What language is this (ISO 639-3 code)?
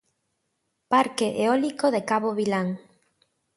glg